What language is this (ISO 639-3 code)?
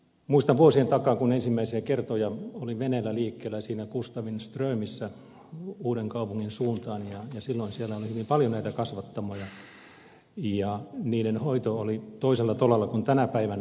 fin